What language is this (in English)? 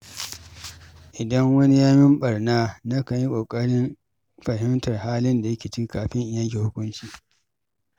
Hausa